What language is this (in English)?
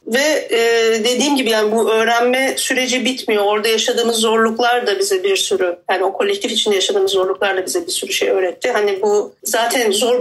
Turkish